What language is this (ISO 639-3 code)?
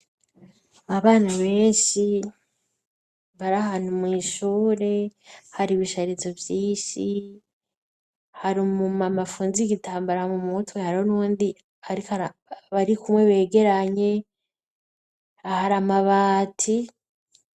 run